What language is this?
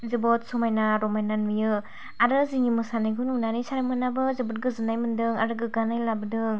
Bodo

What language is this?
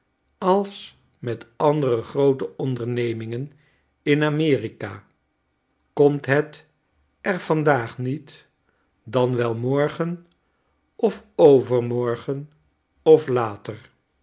Dutch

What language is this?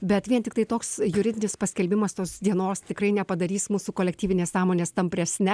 Lithuanian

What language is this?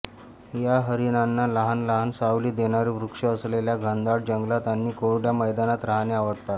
Marathi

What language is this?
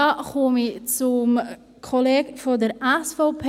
Swiss German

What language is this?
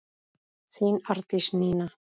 Icelandic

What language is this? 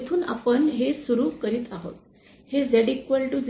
Marathi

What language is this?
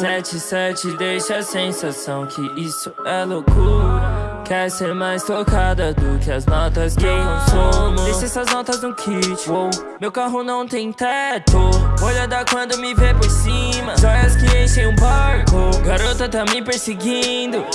Portuguese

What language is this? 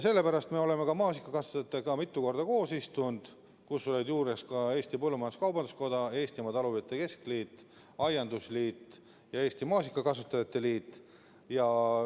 Estonian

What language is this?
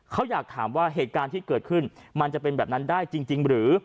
Thai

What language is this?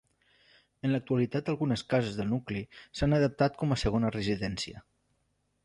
Catalan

